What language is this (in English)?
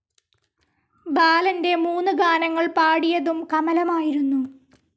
Malayalam